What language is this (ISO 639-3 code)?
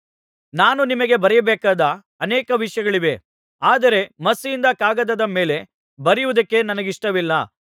kan